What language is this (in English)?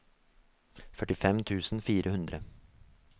Norwegian